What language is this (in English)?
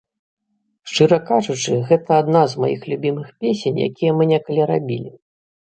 Belarusian